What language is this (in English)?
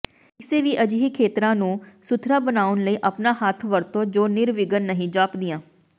Punjabi